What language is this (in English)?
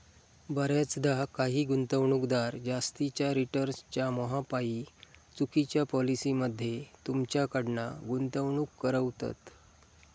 Marathi